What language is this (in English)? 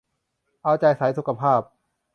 Thai